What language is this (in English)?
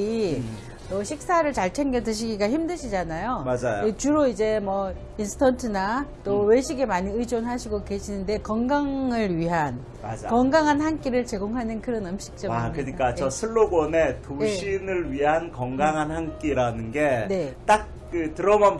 Korean